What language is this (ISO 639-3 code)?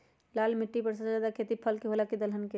mag